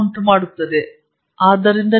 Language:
Kannada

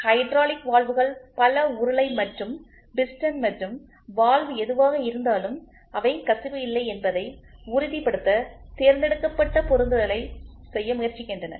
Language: Tamil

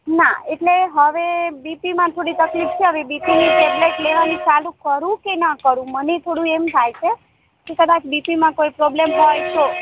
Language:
Gujarati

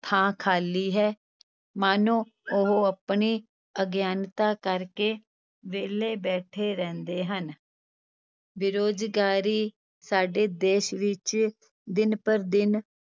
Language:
Punjabi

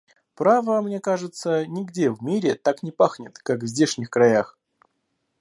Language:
Russian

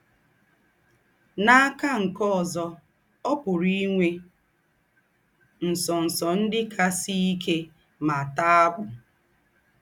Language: Igbo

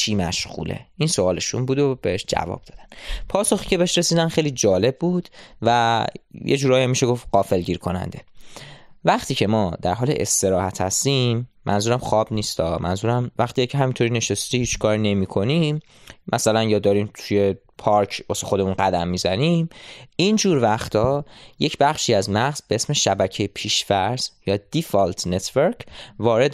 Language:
Persian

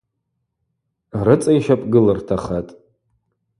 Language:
Abaza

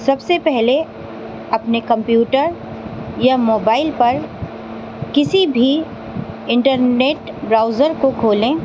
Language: Urdu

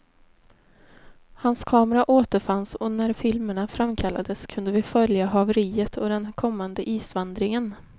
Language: Swedish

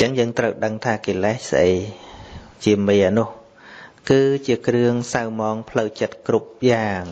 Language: Vietnamese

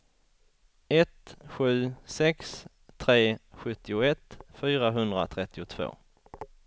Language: Swedish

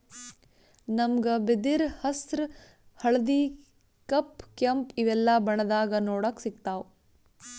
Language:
Kannada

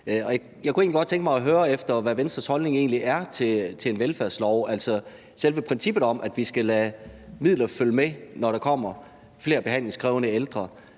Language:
Danish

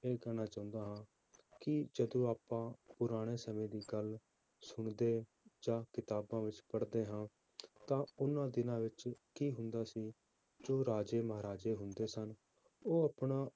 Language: Punjabi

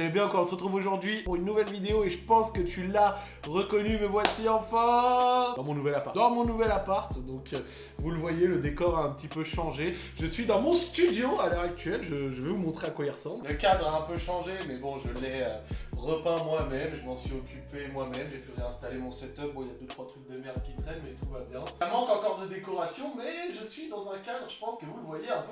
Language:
French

